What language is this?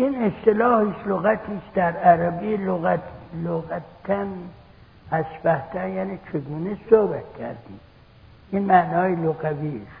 Persian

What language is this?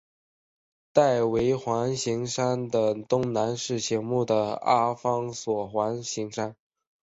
Chinese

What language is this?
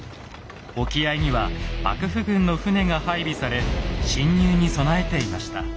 Japanese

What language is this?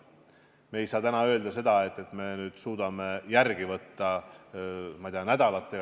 Estonian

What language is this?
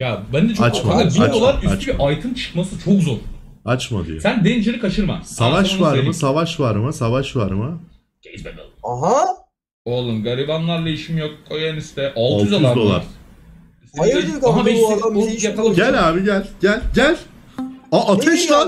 Turkish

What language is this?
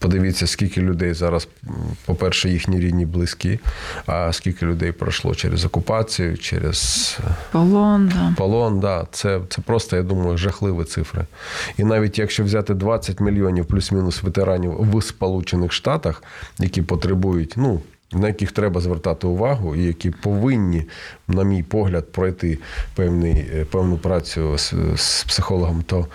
Ukrainian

